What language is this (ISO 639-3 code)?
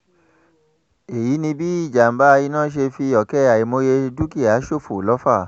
yor